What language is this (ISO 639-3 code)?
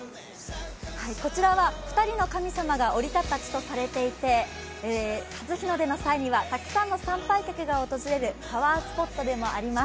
jpn